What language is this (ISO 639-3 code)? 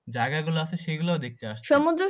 ben